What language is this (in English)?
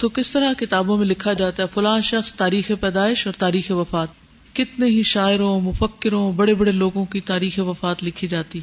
Urdu